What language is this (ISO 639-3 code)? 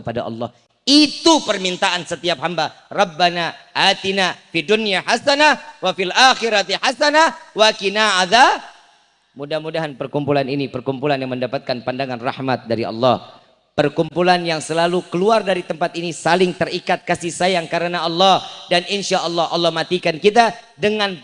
ind